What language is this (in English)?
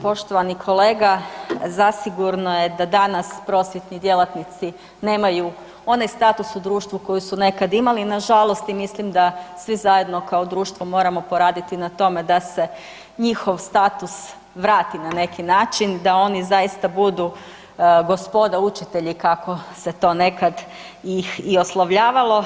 Croatian